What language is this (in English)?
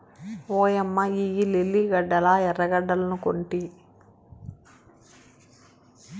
Telugu